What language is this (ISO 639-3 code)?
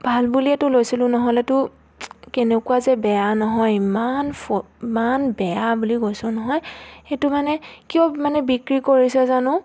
asm